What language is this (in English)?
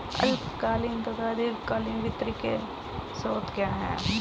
Hindi